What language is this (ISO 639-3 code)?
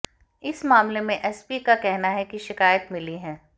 hin